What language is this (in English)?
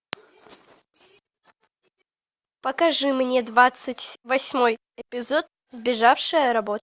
Russian